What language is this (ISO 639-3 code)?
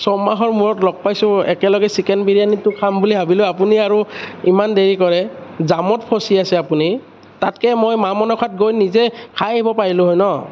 asm